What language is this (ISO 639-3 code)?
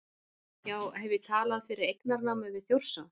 isl